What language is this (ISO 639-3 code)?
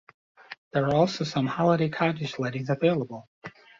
eng